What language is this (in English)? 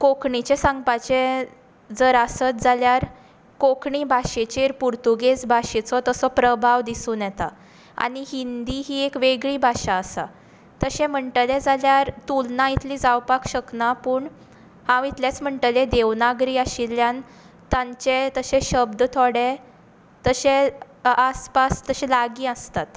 Konkani